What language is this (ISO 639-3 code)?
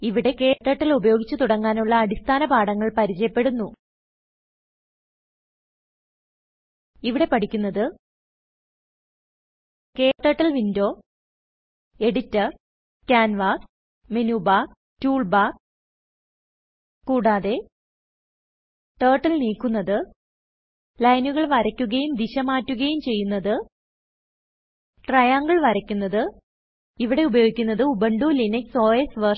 mal